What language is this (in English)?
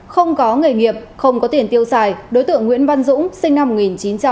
Vietnamese